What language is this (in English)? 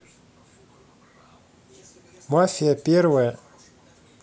Russian